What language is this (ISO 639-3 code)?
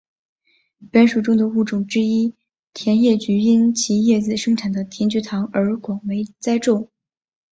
zho